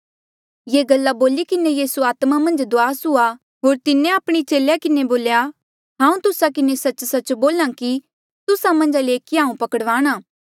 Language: Mandeali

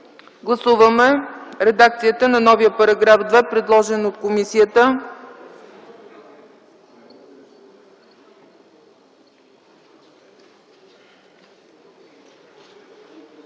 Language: Bulgarian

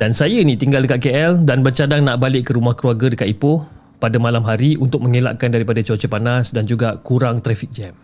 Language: Malay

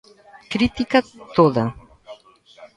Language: Galician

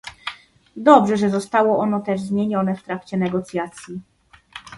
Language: Polish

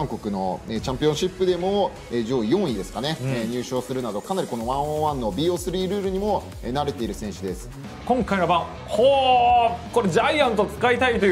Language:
Japanese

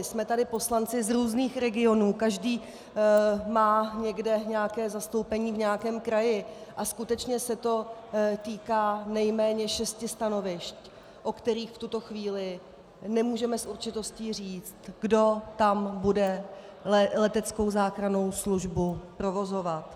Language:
Czech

